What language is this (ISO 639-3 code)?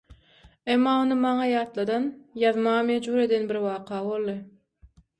tuk